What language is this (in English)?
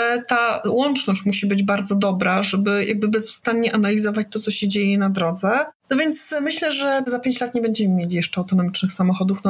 Polish